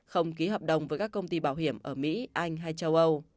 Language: Vietnamese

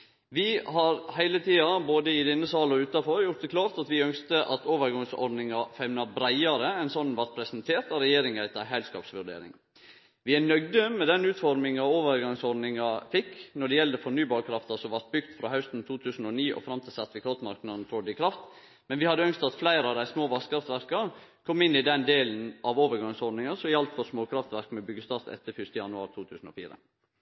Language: Norwegian Nynorsk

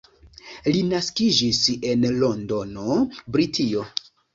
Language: Esperanto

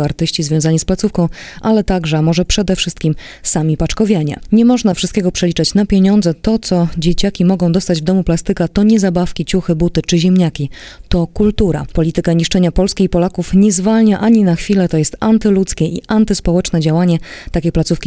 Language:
Polish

